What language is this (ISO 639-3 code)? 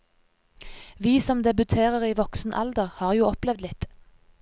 nor